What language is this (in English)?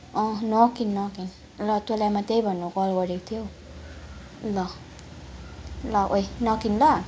Nepali